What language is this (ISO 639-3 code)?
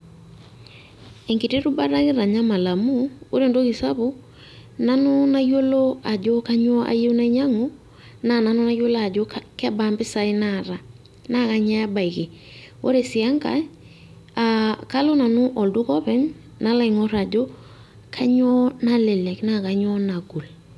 mas